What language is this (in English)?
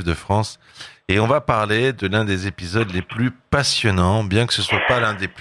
French